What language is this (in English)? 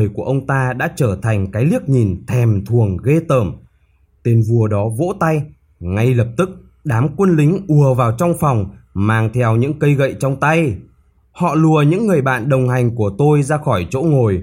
Vietnamese